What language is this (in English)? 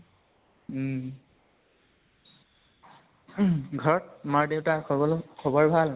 Assamese